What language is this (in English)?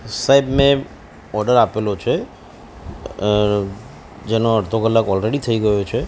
Gujarati